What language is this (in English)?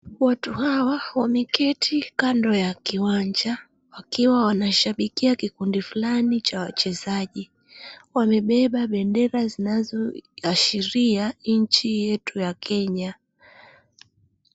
Swahili